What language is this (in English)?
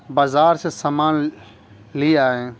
Urdu